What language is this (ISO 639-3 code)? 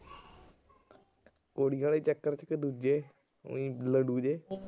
pan